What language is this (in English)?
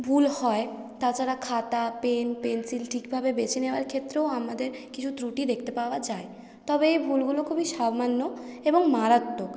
Bangla